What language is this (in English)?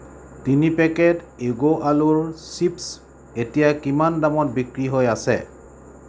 Assamese